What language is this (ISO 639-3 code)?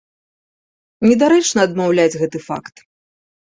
bel